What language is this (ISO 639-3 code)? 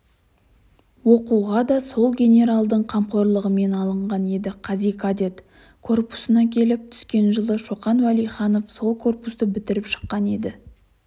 kaz